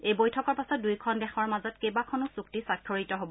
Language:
Assamese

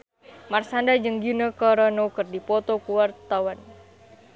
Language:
Sundanese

